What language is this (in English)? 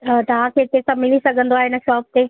Sindhi